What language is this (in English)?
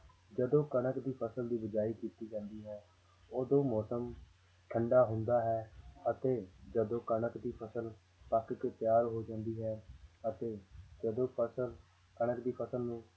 Punjabi